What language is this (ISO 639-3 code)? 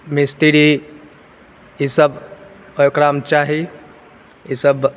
mai